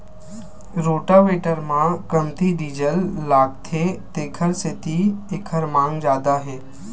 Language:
Chhattisgarhi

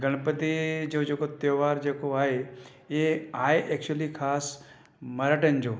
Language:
Sindhi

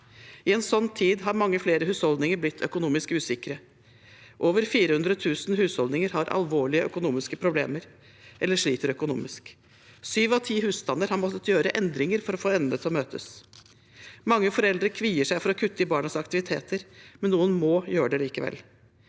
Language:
Norwegian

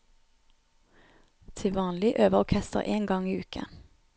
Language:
Norwegian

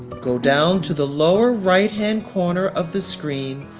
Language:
English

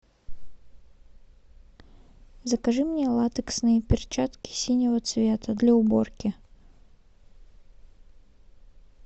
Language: Russian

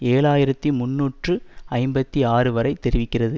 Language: Tamil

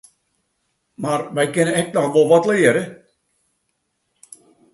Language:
Western Frisian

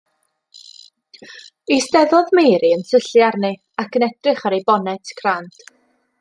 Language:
Welsh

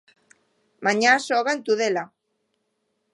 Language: Galician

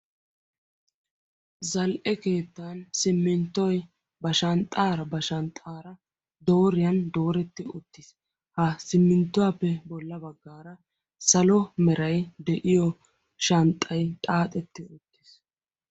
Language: Wolaytta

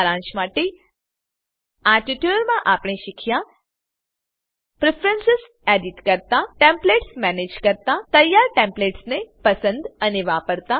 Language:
Gujarati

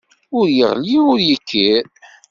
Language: Kabyle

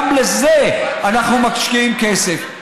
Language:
Hebrew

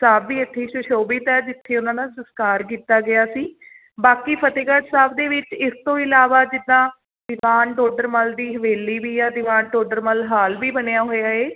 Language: Punjabi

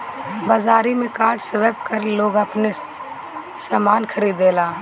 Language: Bhojpuri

